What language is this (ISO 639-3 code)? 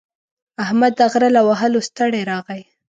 pus